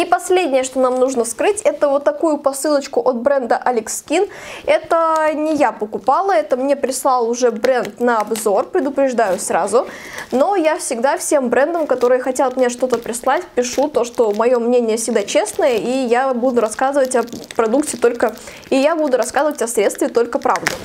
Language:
Russian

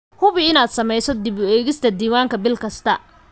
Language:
Somali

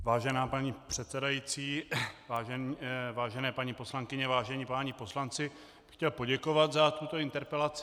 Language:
Czech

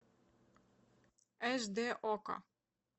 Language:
Russian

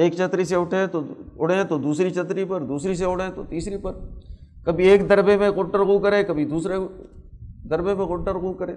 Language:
Urdu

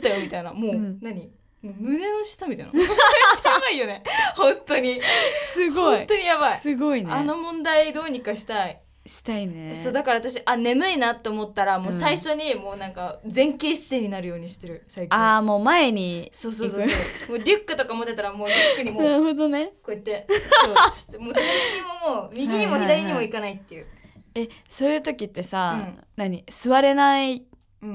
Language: Japanese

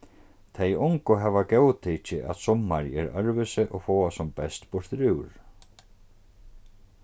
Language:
Faroese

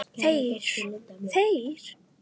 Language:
Icelandic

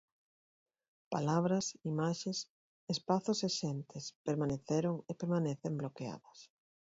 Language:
Galician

